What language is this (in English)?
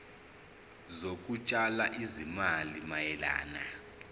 Zulu